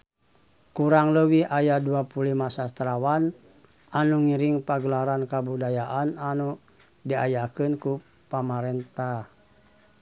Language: Sundanese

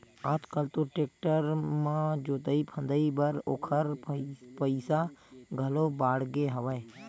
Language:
Chhattisgarhi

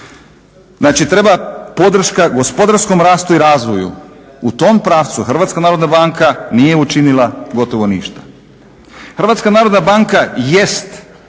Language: Croatian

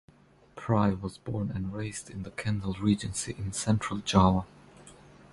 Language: English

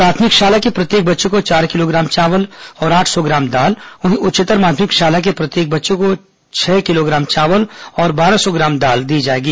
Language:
Hindi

